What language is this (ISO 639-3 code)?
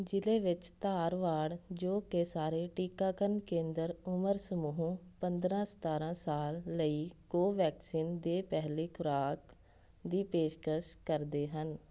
pan